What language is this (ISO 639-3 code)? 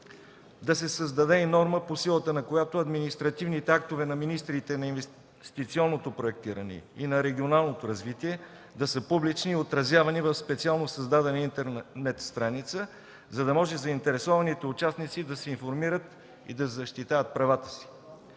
bul